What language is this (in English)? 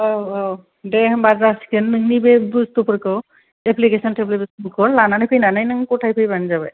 Bodo